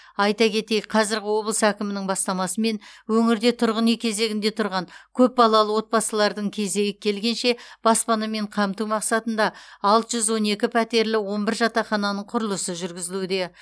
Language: Kazakh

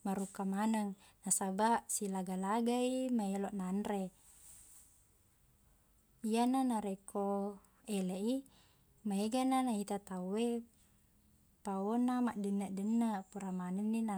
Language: Buginese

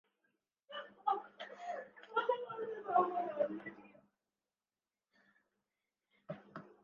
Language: Urdu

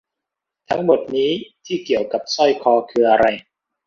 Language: Thai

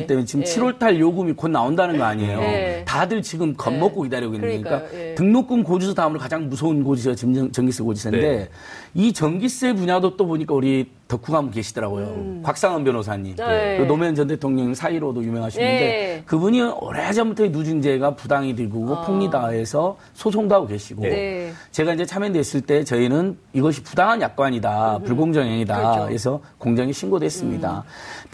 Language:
Korean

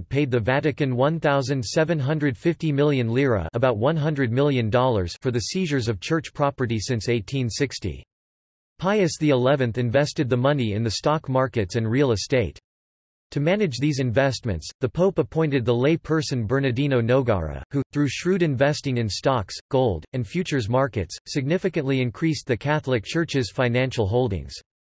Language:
English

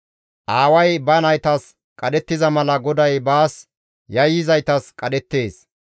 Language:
Gamo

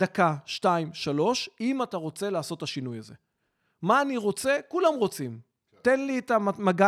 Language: Hebrew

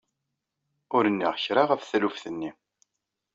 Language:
Kabyle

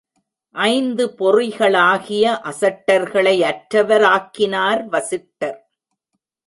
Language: Tamil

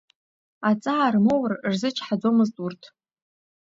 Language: Abkhazian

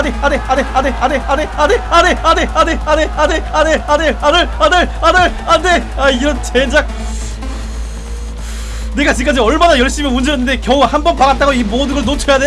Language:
Korean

